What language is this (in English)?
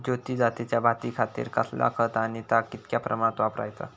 Marathi